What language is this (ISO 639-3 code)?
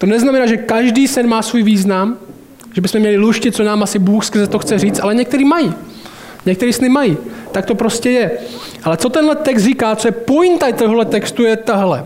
ces